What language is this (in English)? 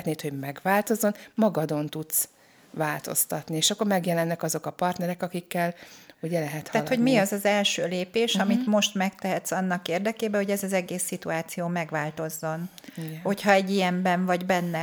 Hungarian